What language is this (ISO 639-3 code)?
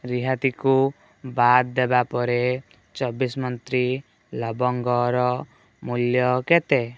ori